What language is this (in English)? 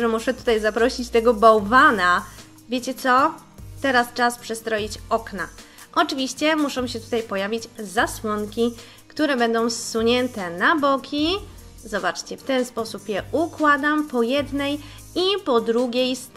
Polish